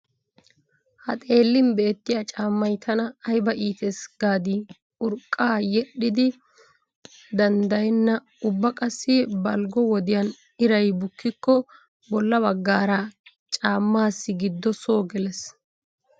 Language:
Wolaytta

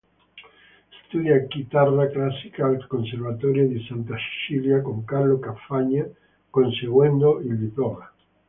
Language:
Italian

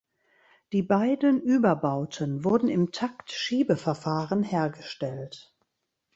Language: German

